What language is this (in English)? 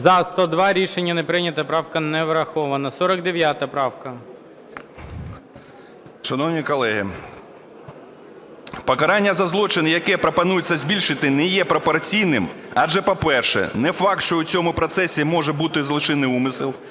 Ukrainian